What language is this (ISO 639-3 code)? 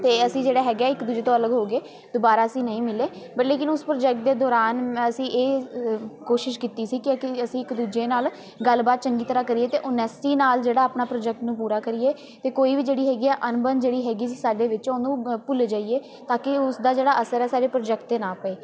pan